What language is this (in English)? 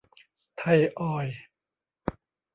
Thai